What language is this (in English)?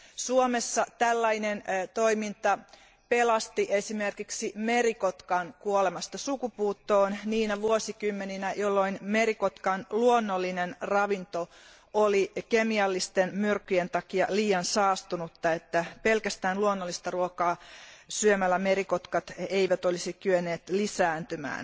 Finnish